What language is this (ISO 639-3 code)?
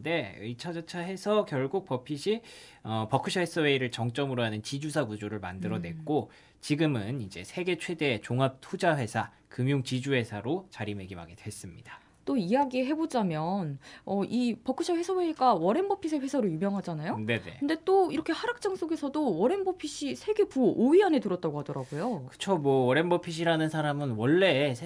kor